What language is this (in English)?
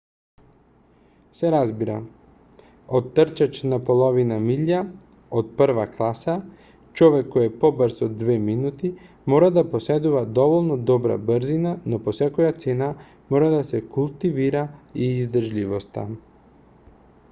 Macedonian